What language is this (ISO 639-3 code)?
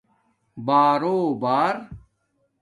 dmk